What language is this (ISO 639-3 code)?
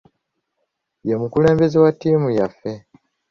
lug